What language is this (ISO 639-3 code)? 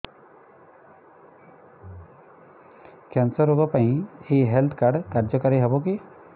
ori